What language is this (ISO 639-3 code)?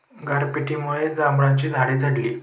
mar